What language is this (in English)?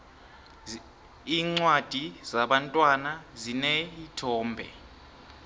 South Ndebele